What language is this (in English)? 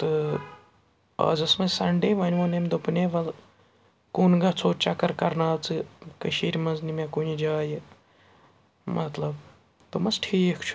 Kashmiri